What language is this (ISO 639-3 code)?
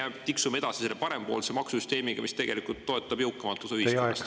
est